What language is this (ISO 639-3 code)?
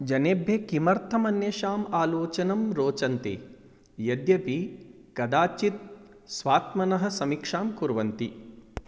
san